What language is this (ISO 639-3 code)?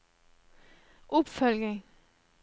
nor